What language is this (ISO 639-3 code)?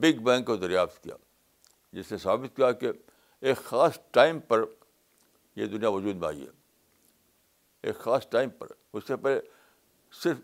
urd